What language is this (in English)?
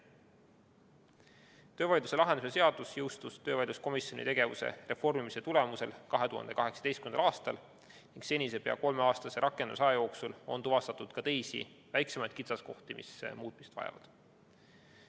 Estonian